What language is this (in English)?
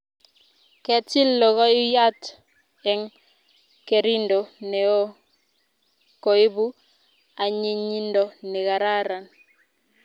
Kalenjin